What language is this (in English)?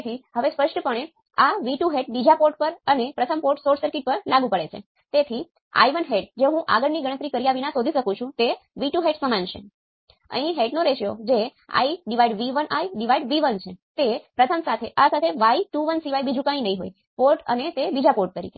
Gujarati